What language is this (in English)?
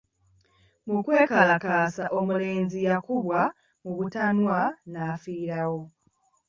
Ganda